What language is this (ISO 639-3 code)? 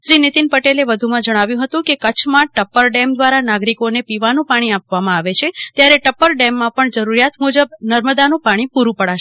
guj